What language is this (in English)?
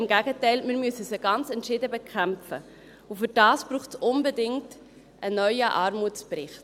Swiss German